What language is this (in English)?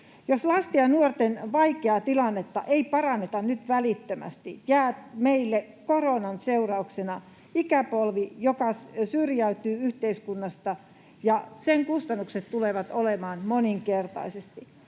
Finnish